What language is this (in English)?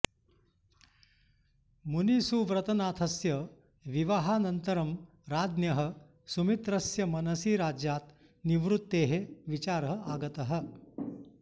Sanskrit